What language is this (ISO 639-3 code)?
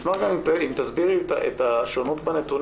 heb